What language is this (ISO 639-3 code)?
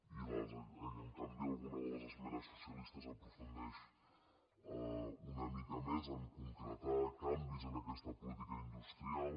cat